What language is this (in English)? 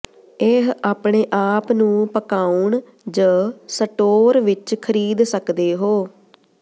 Punjabi